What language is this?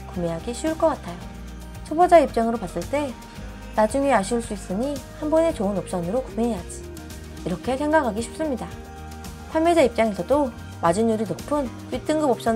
Korean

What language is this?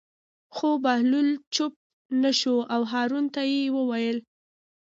Pashto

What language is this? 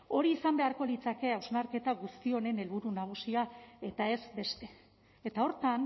Basque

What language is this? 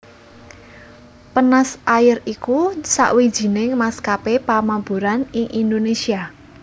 Javanese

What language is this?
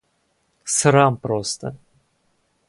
Russian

